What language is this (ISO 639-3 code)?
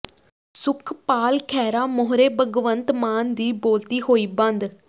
pan